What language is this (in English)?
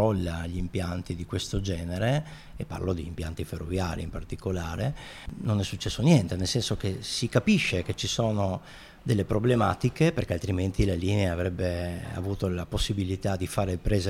Italian